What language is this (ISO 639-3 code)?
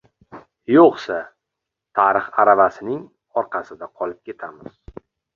uzb